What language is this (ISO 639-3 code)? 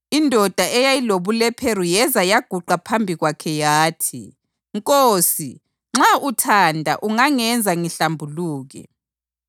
nde